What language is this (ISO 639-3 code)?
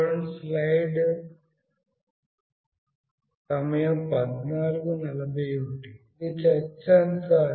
tel